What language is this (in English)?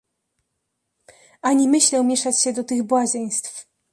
Polish